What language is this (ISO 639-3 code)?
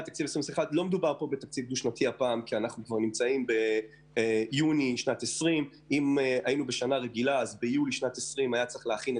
heb